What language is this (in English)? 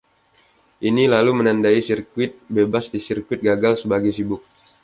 Indonesian